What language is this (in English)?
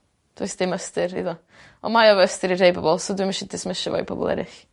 Welsh